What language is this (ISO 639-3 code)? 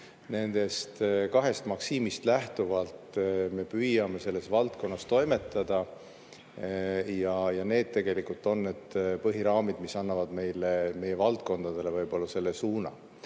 est